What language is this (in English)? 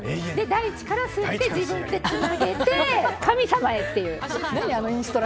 Japanese